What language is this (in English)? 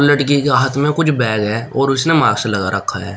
Hindi